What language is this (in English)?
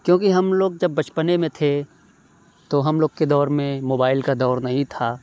Urdu